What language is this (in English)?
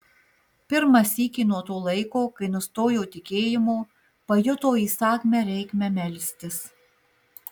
Lithuanian